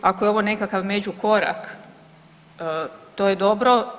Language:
Croatian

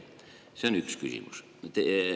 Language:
Estonian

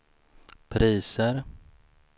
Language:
Swedish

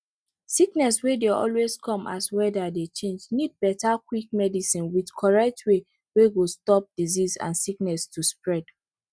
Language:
Nigerian Pidgin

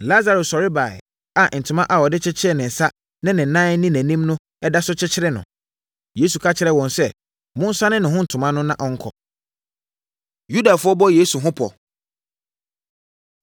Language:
Akan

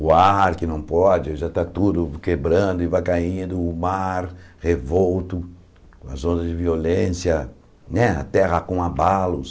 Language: Portuguese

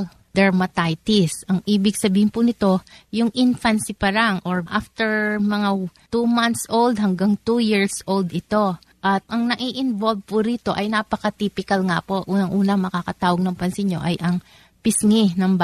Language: Filipino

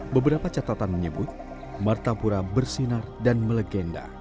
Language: Indonesian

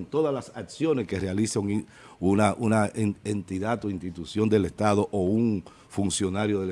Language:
Spanish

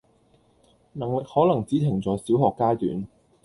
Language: Cantonese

